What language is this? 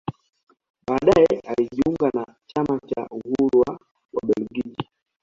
Swahili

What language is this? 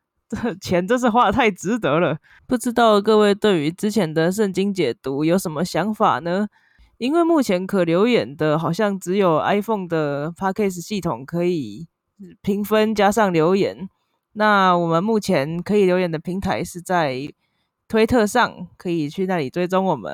Chinese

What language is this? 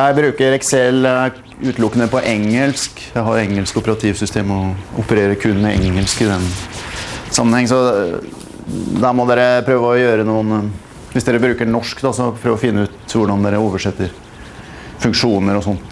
Norwegian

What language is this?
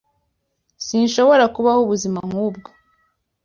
Kinyarwanda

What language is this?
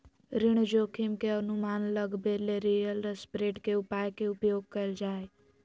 Magahi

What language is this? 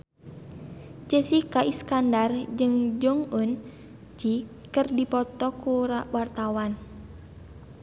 Sundanese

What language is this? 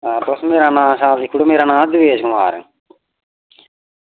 Dogri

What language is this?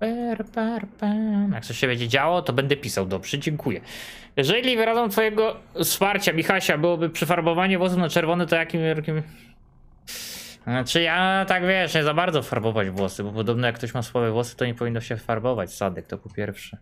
Polish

